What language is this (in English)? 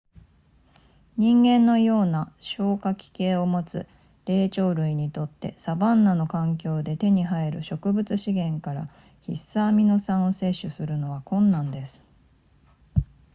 Japanese